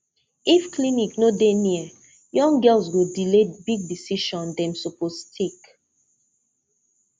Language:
Nigerian Pidgin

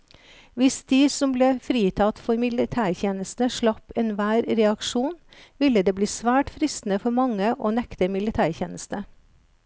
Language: Norwegian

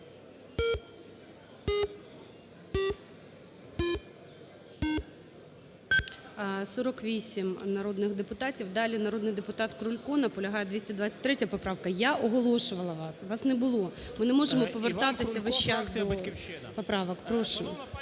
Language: Ukrainian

